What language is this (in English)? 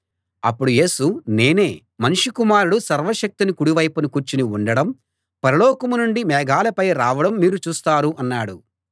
Telugu